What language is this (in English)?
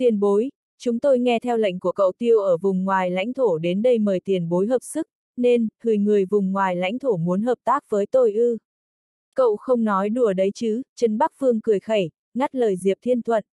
Vietnamese